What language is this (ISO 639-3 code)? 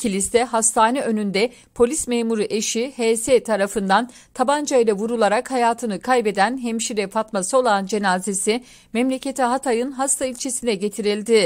tur